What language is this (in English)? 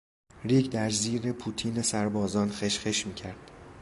Persian